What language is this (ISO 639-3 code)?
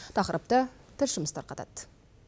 kaz